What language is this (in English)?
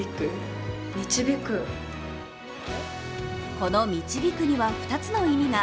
Japanese